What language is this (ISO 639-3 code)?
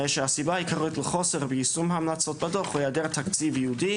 heb